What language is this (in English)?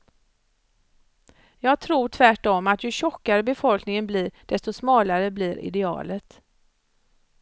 Swedish